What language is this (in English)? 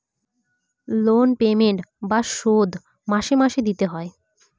Bangla